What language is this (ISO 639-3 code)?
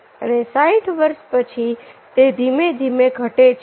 guj